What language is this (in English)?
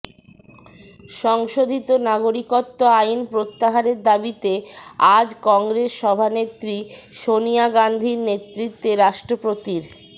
Bangla